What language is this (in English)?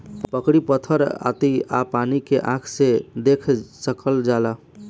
Bhojpuri